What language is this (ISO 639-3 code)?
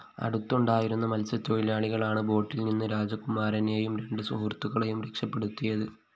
mal